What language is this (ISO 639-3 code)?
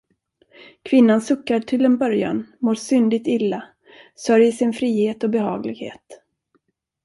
swe